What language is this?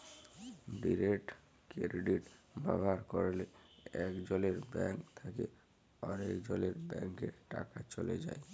Bangla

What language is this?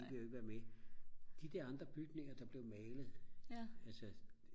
Danish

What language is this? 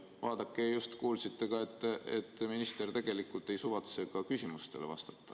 Estonian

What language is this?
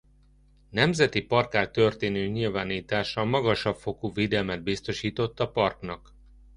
Hungarian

